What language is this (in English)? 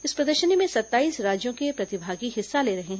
Hindi